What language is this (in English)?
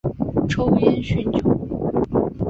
Chinese